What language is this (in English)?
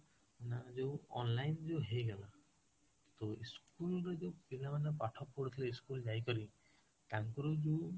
Odia